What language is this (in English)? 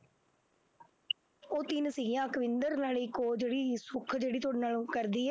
Punjabi